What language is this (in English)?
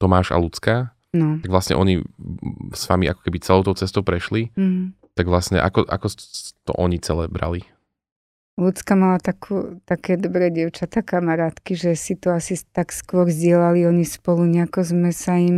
Slovak